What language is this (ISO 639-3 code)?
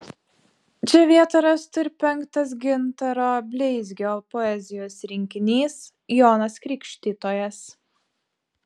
lit